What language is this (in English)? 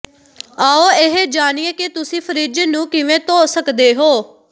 Punjabi